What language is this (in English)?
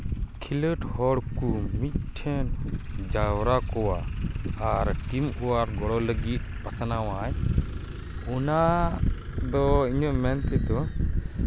Santali